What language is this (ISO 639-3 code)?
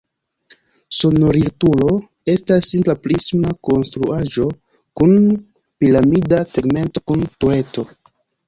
epo